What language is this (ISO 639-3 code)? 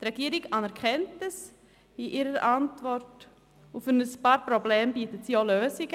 gsw